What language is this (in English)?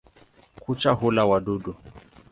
Swahili